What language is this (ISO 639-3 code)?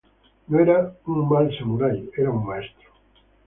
spa